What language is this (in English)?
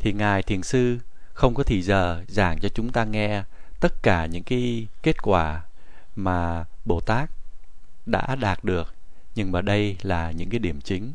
Vietnamese